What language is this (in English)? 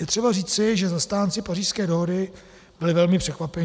Czech